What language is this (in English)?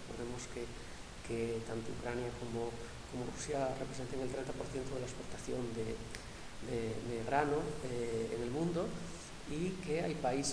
Spanish